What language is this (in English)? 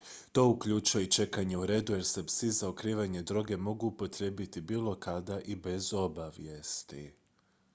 Croatian